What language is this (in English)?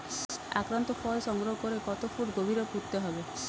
Bangla